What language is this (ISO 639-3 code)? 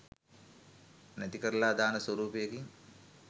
sin